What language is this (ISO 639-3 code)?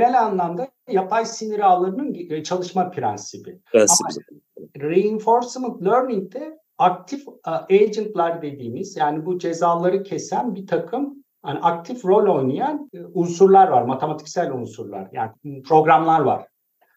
tur